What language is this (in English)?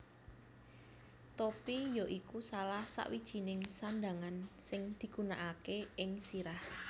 Javanese